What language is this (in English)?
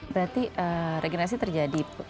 Indonesian